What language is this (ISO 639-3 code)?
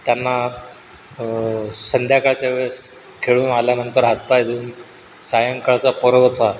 mar